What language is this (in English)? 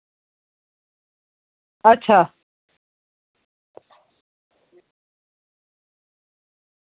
Dogri